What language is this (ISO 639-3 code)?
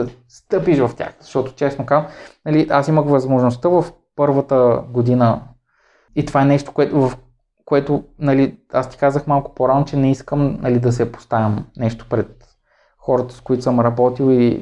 bul